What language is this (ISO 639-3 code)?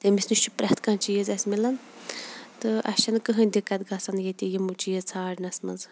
kas